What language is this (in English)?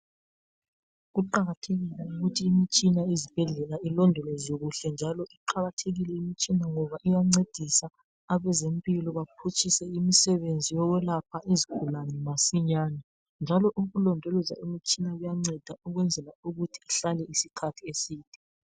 North Ndebele